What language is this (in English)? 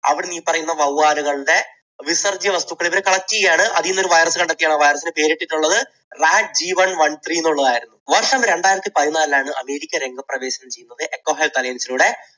Malayalam